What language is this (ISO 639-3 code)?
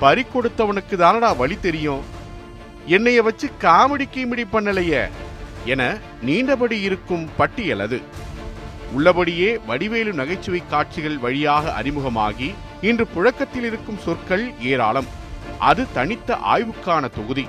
tam